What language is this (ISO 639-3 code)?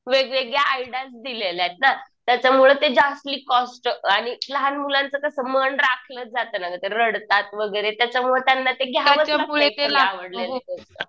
mar